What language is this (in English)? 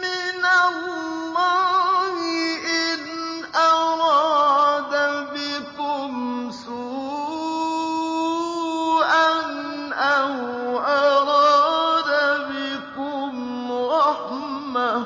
Arabic